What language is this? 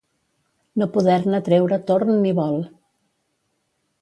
Catalan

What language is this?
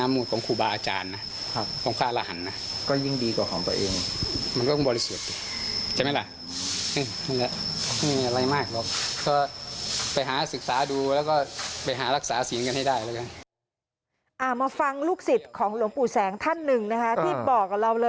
Thai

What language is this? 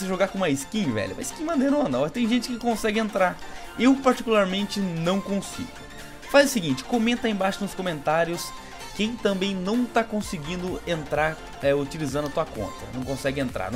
Portuguese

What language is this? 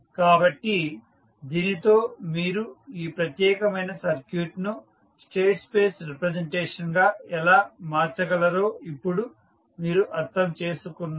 Telugu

